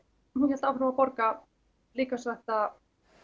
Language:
Icelandic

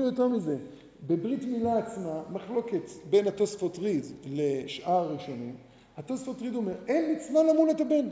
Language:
Hebrew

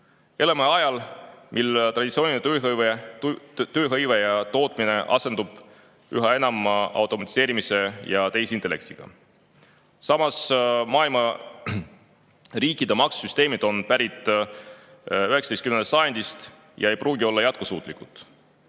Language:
Estonian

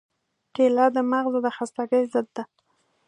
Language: Pashto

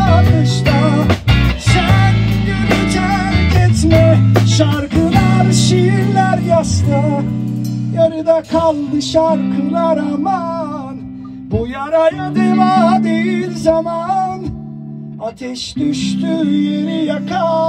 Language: Turkish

